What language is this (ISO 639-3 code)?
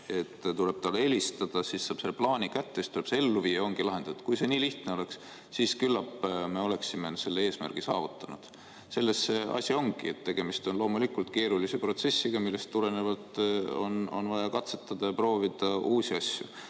est